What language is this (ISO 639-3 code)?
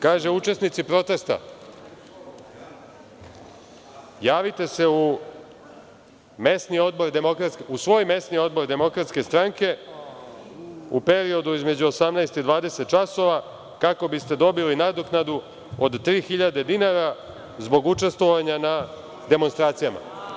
srp